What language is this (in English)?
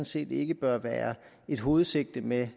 Danish